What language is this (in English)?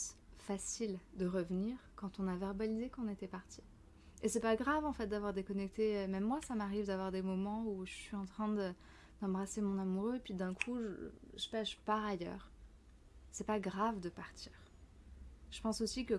French